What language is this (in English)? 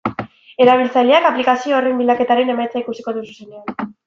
Basque